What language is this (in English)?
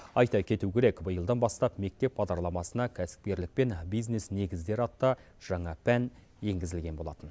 Kazakh